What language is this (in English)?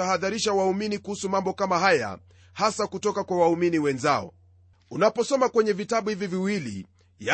Swahili